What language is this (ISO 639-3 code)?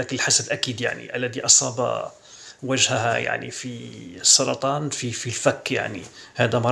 ara